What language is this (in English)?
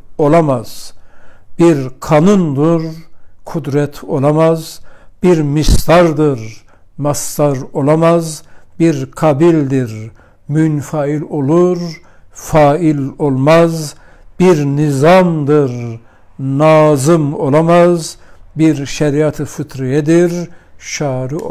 Turkish